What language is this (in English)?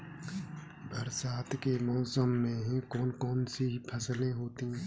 Hindi